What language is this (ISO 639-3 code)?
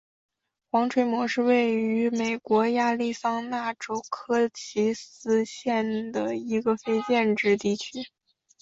zho